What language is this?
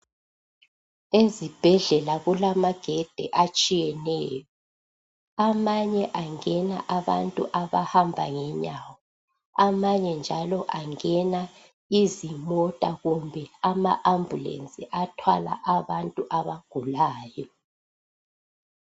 North Ndebele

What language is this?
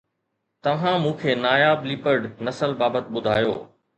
Sindhi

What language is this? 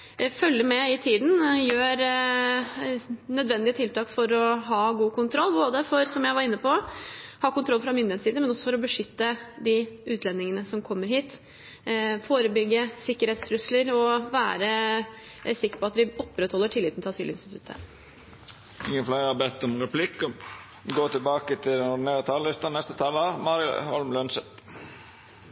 Norwegian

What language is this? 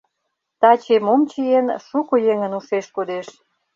Mari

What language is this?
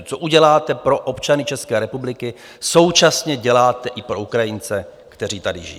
Czech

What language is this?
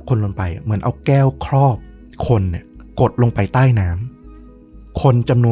Thai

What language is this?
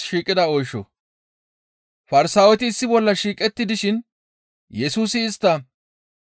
Gamo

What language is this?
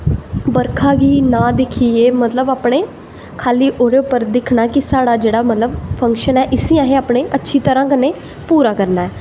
Dogri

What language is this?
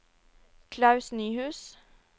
Norwegian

